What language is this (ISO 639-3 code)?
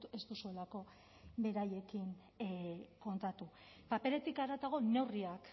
eus